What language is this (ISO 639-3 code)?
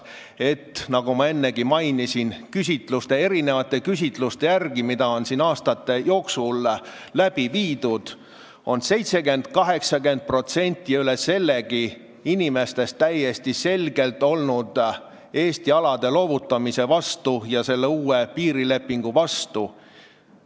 est